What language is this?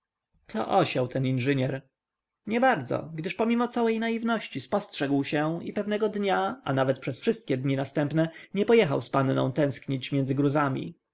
Polish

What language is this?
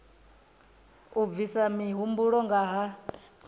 Venda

